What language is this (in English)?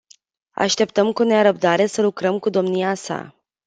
Romanian